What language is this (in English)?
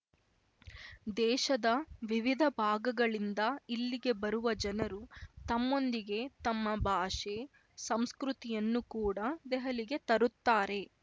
Kannada